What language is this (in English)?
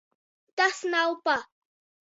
Latvian